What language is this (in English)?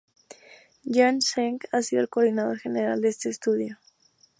Spanish